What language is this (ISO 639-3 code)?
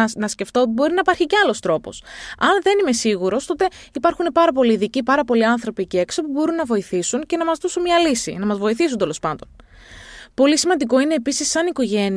ell